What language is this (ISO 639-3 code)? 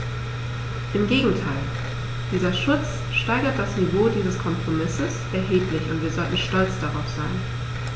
deu